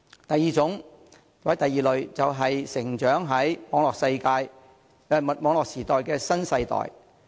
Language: Cantonese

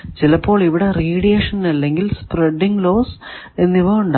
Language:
Malayalam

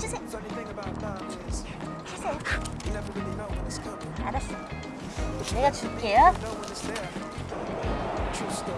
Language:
Korean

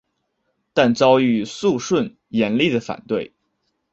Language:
Chinese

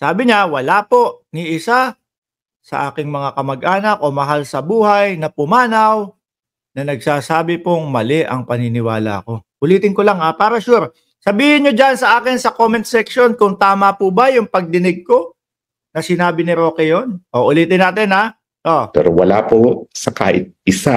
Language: Filipino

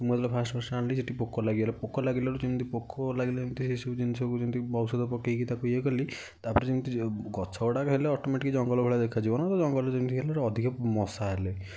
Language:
Odia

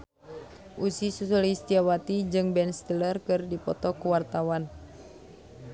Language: Sundanese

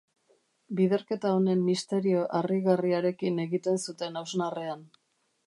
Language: Basque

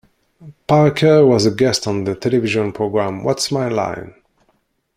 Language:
English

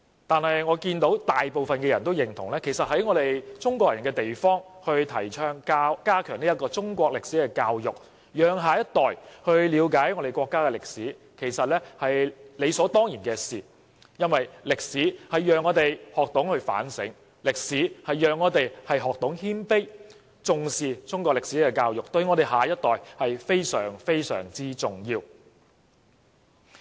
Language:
Cantonese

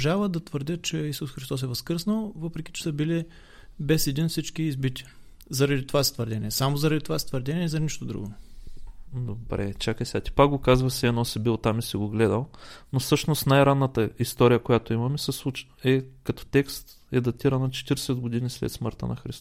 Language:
Bulgarian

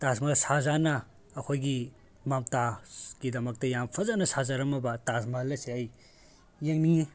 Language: Manipuri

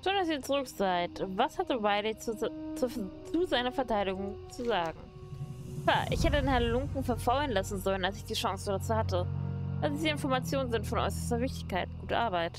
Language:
German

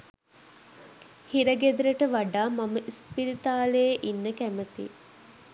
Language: Sinhala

